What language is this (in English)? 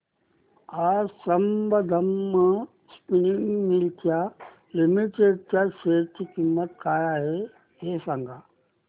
Marathi